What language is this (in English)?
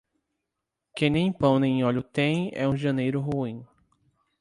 Portuguese